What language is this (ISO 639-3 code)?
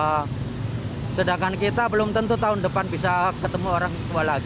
ind